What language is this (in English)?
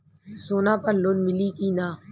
Bhojpuri